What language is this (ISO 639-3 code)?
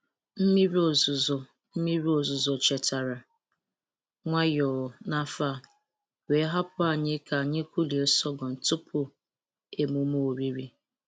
ibo